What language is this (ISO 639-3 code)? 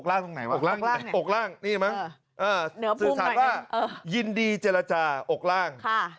tha